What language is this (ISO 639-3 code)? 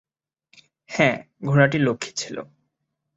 ben